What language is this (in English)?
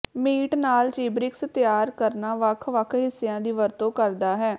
Punjabi